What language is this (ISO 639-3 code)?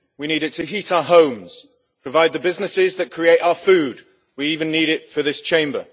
eng